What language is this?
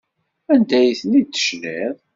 Kabyle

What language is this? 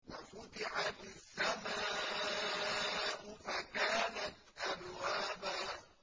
Arabic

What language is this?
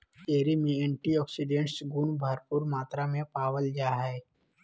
Magahi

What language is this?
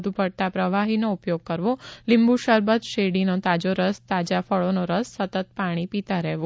Gujarati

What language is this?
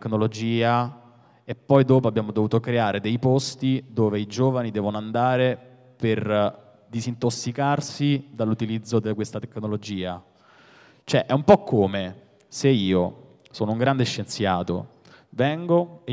Italian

